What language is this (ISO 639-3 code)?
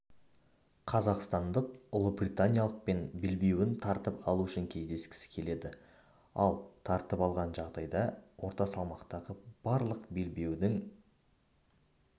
kaz